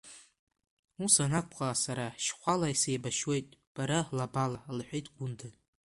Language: Abkhazian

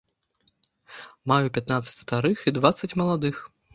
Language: Belarusian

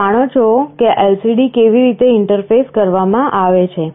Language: Gujarati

